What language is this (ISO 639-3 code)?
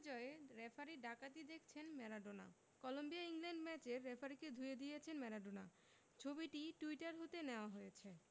ben